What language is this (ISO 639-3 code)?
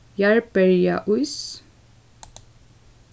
fao